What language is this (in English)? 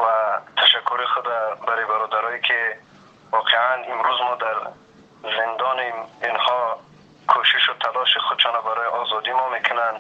Persian